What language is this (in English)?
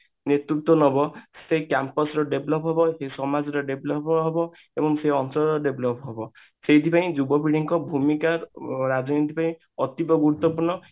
Odia